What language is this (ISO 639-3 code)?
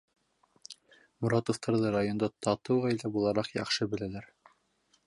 bak